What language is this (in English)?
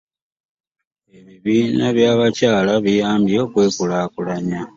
Ganda